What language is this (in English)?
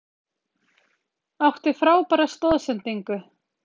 Icelandic